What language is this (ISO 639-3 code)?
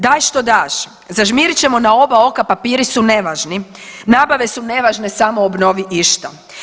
hrv